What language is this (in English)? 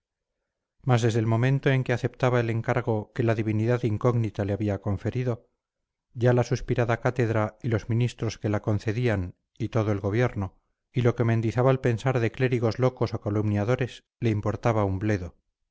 Spanish